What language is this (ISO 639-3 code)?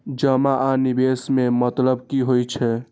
mai